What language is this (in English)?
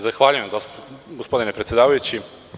Serbian